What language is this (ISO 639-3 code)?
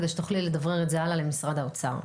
heb